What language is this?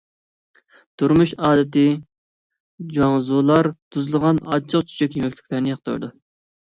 Uyghur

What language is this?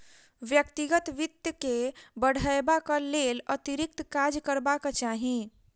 Maithili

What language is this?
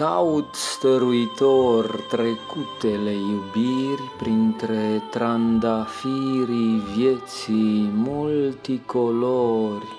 Romanian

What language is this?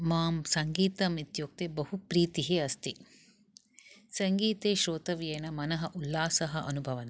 Sanskrit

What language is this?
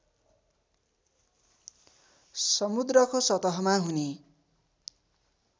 Nepali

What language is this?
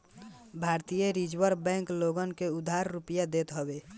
Bhojpuri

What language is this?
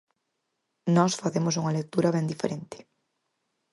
Galician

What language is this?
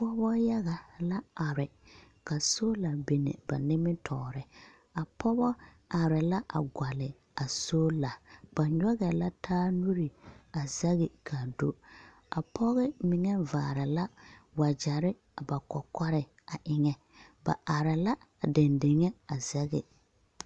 Southern Dagaare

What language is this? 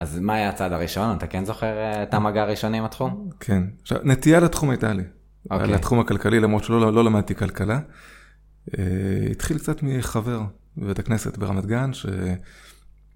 Hebrew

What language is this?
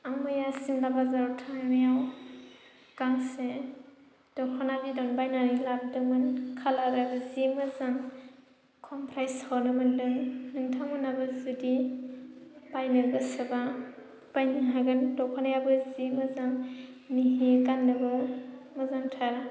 Bodo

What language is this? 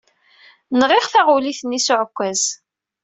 Kabyle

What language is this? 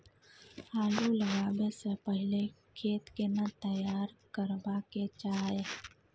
Maithili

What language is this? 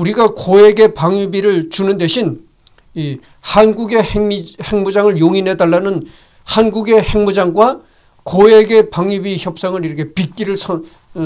Korean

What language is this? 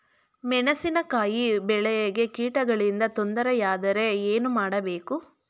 Kannada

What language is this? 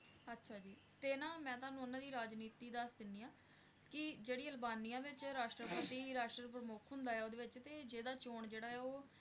Punjabi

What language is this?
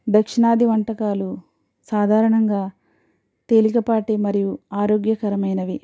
Telugu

